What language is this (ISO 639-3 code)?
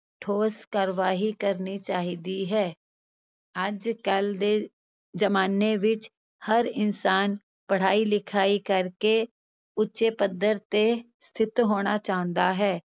pan